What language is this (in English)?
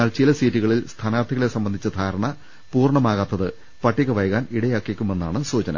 Malayalam